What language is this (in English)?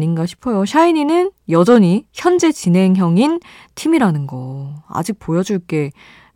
Korean